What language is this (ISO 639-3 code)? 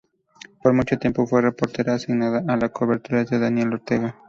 spa